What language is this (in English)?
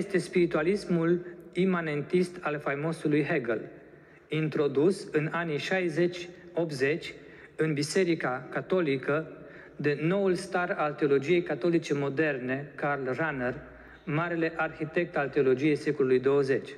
Romanian